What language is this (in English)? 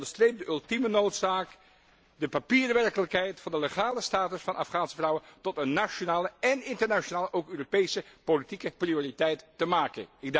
Dutch